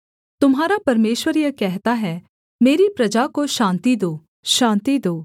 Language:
Hindi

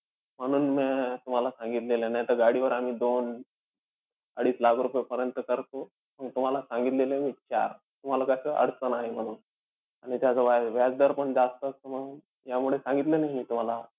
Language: Marathi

